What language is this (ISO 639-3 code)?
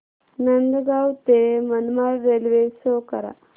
mar